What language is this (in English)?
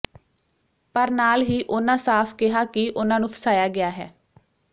Punjabi